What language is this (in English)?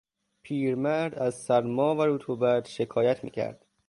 Persian